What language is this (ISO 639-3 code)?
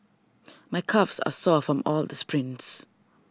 eng